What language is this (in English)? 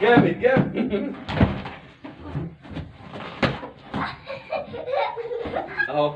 Arabic